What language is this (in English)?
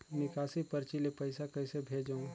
Chhattisgarhi